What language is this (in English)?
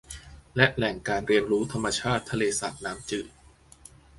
Thai